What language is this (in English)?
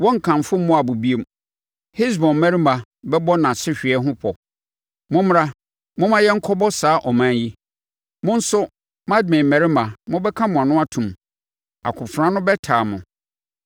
Akan